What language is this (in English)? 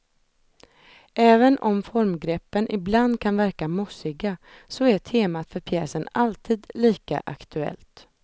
Swedish